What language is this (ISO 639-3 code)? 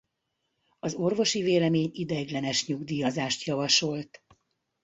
hun